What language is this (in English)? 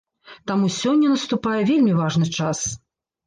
Belarusian